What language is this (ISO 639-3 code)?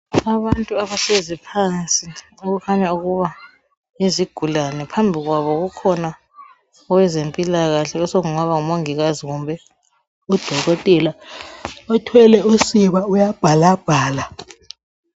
nde